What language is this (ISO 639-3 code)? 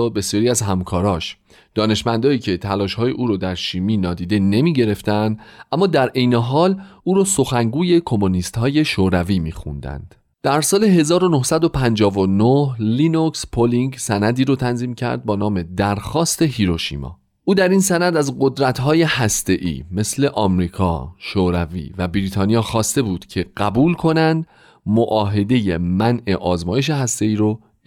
fas